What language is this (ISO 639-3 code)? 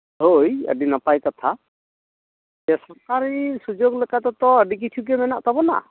sat